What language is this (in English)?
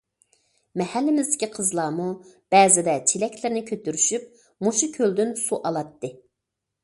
Uyghur